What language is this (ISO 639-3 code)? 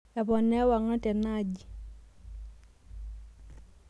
mas